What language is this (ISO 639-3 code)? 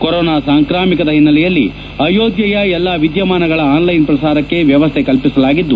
kan